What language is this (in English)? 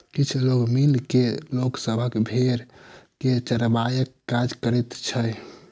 Maithili